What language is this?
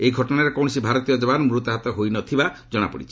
Odia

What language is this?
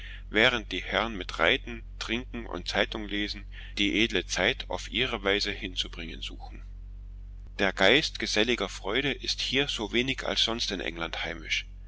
German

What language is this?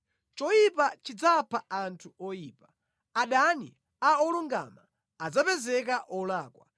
Nyanja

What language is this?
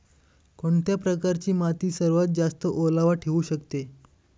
Marathi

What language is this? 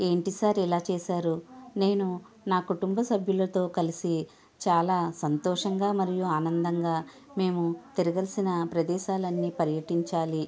Telugu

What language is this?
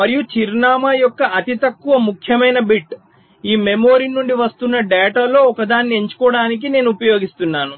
Telugu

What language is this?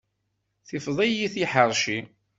Kabyle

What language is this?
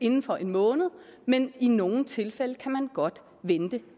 Danish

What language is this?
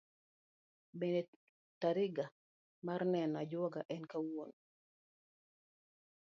Luo (Kenya and Tanzania)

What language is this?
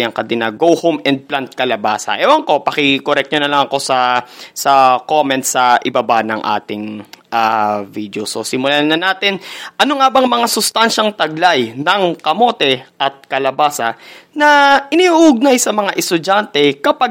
Filipino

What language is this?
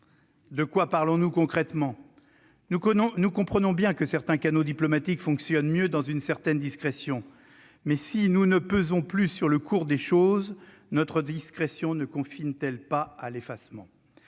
French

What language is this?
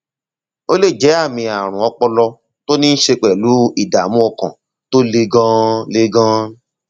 Yoruba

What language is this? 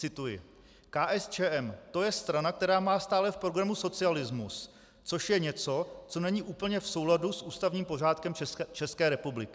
Czech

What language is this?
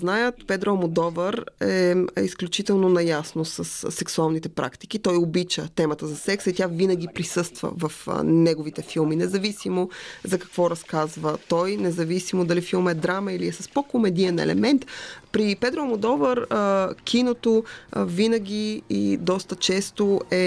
Bulgarian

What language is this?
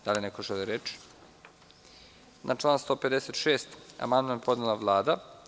Serbian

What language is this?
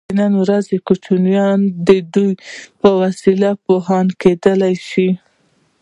Pashto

